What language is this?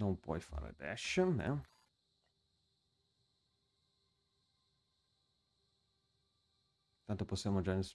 Italian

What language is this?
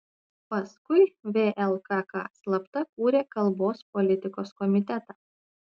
Lithuanian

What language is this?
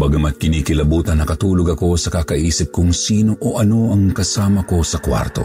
Filipino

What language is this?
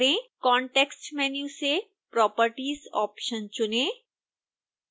Hindi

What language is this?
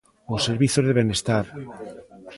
Galician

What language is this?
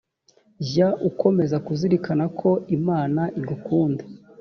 Kinyarwanda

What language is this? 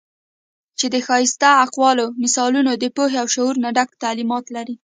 Pashto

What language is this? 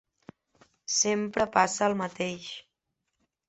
Catalan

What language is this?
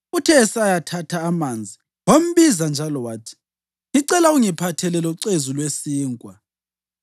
North Ndebele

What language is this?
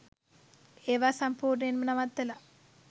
Sinhala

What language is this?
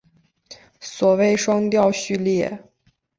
Chinese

